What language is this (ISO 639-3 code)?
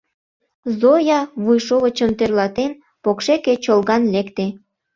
chm